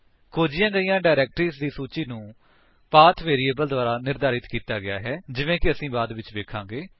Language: Punjabi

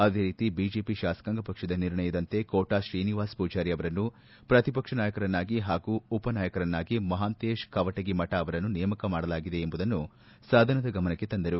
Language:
Kannada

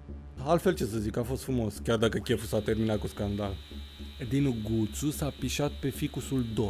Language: Romanian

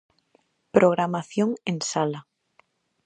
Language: Galician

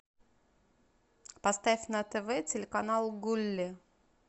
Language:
Russian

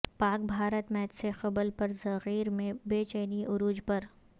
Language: Urdu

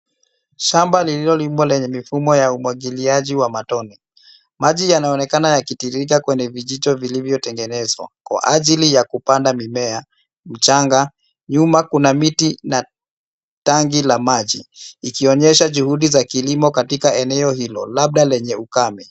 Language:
Swahili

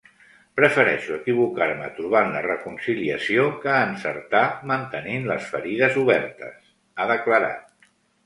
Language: Catalan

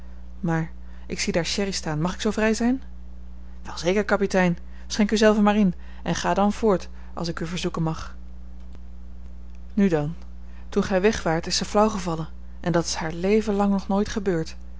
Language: Dutch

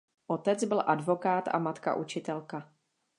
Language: Czech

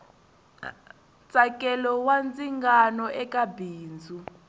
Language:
Tsonga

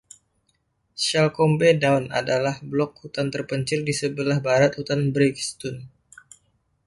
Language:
Indonesian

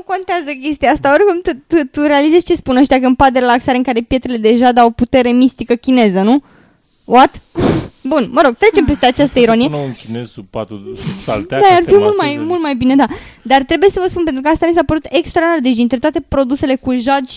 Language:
Romanian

